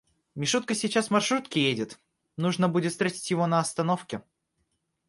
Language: Russian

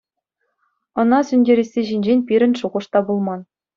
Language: Chuvash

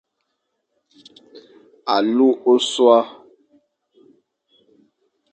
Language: Fang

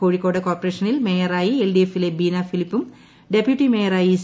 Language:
Malayalam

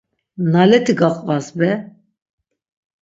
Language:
Laz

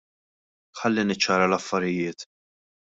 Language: Maltese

